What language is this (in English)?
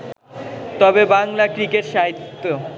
Bangla